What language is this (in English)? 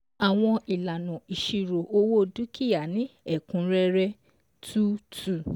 Yoruba